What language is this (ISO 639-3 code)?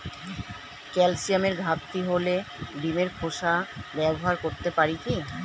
ben